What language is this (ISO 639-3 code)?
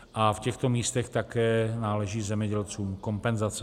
ces